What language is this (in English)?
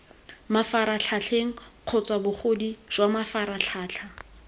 Tswana